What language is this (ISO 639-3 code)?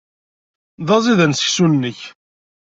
kab